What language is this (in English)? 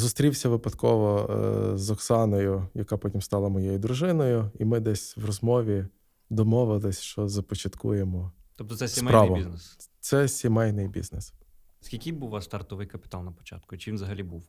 Ukrainian